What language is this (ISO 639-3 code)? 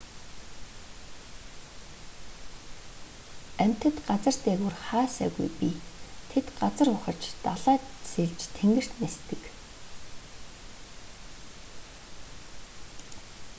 mon